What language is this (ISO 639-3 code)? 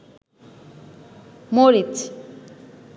ben